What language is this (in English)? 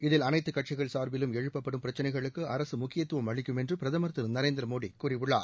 Tamil